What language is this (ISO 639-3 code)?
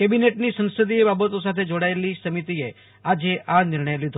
guj